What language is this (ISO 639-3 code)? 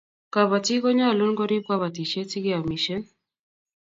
kln